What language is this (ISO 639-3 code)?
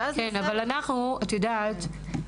heb